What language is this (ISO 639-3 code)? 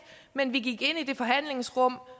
dan